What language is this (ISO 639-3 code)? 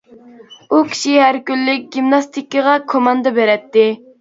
uig